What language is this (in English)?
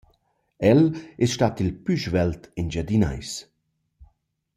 Romansh